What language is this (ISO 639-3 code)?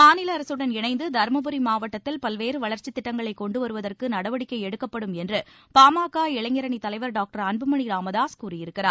tam